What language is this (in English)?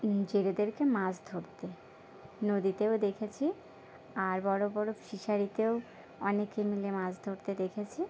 Bangla